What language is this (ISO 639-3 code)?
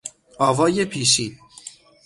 fas